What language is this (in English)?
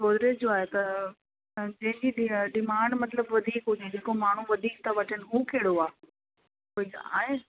Sindhi